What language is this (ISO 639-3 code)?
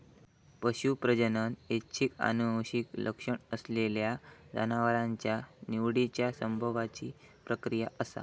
mar